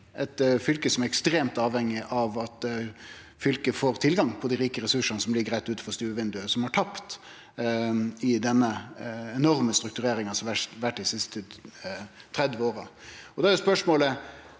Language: Norwegian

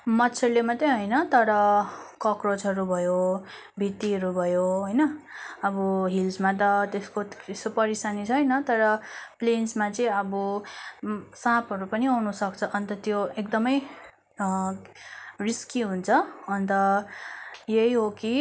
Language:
Nepali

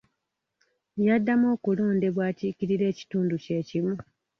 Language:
Ganda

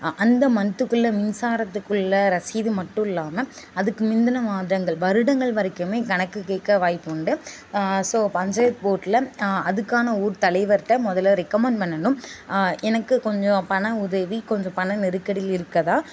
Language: Tamil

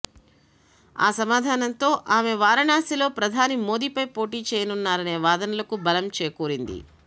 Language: Telugu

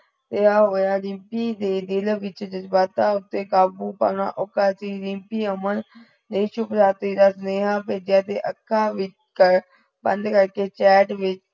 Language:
Punjabi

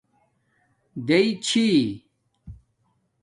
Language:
Domaaki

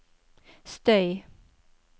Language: Norwegian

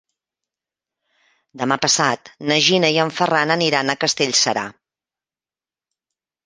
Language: Catalan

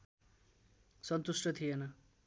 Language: Nepali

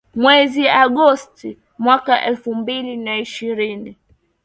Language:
Swahili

